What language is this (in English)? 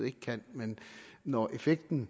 Danish